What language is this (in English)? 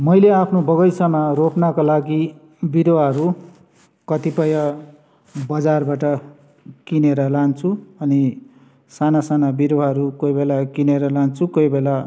Nepali